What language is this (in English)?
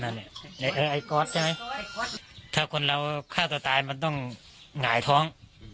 Thai